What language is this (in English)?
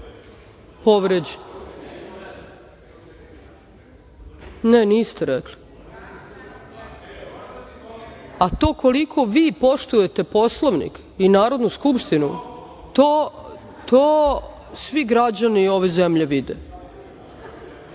Serbian